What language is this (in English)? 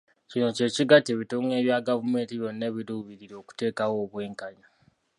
Ganda